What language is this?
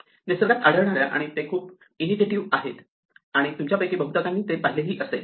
Marathi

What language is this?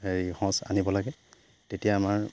Assamese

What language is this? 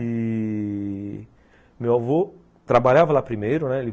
Portuguese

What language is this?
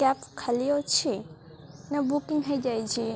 Odia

